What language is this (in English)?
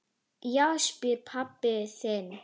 Icelandic